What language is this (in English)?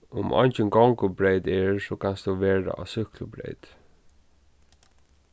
Faroese